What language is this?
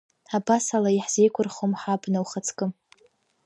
Abkhazian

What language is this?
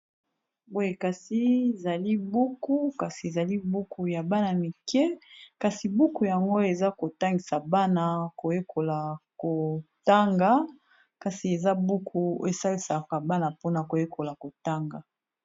Lingala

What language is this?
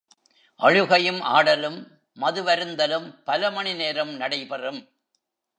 Tamil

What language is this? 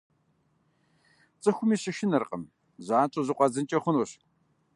Kabardian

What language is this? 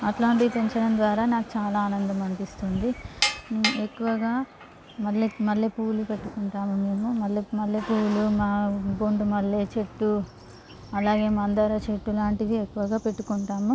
Telugu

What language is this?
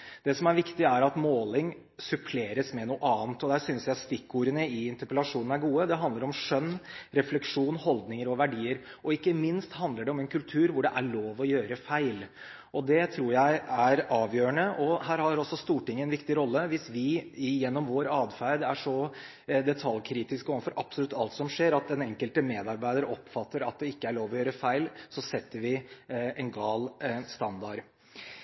Norwegian Bokmål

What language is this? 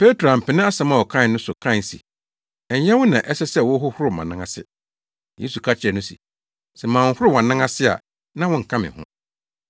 Akan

